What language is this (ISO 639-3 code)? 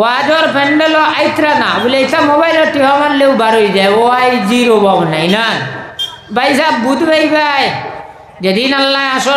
ind